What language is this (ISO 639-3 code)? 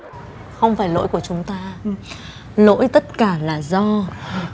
vie